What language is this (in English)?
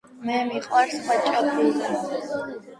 Georgian